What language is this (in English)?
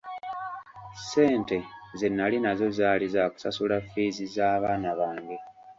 Ganda